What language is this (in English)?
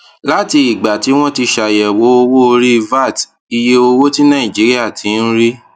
Yoruba